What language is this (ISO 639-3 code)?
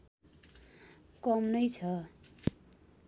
nep